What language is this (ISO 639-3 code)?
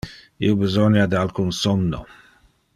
ina